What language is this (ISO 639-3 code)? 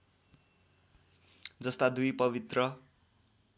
nep